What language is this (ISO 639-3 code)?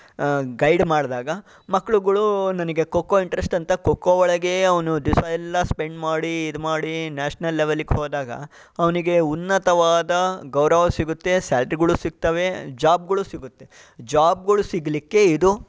kan